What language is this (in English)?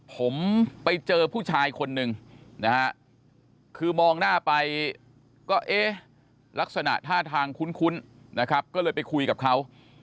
Thai